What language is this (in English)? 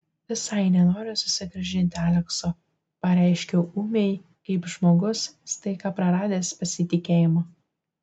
Lithuanian